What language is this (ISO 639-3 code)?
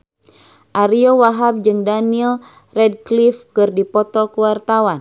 sun